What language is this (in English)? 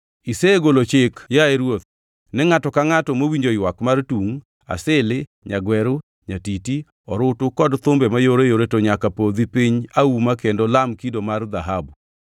Luo (Kenya and Tanzania)